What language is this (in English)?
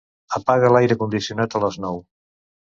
Catalan